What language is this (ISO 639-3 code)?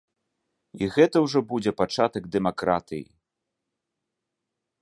bel